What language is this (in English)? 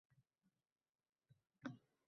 Uzbek